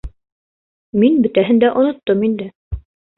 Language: Bashkir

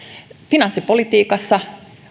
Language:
Finnish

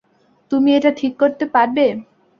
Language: Bangla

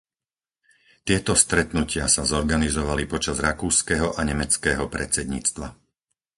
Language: Slovak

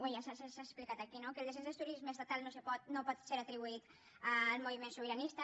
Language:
Catalan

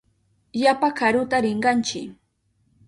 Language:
Southern Pastaza Quechua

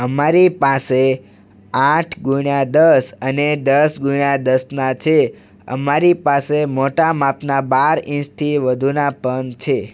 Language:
Gujarati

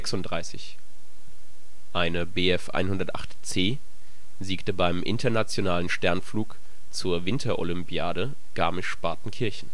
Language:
German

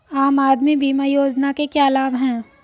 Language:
Hindi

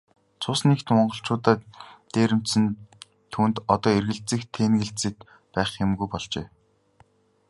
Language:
Mongolian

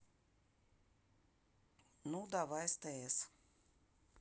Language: Russian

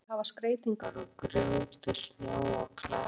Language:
Icelandic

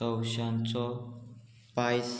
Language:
Konkani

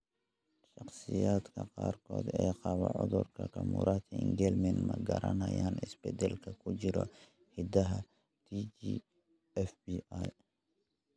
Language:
Somali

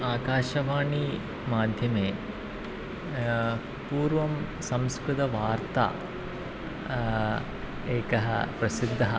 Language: Sanskrit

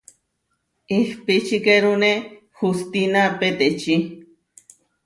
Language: Huarijio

